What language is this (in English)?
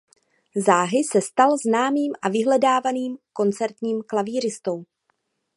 Czech